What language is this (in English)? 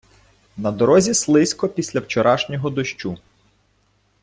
Ukrainian